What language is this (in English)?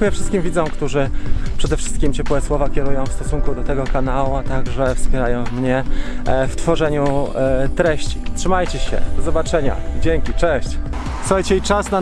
Polish